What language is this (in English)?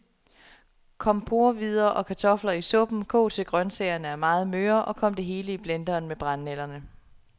Danish